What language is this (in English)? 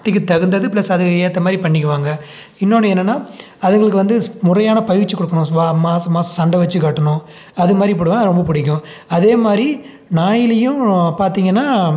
Tamil